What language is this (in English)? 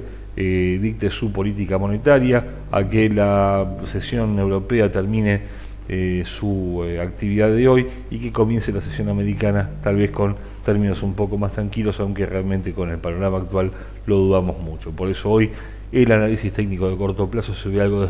Spanish